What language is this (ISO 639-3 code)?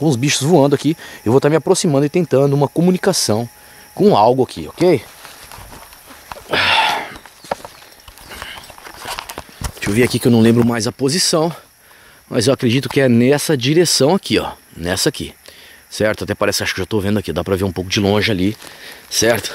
por